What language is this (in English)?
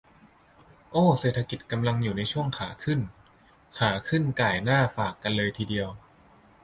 Thai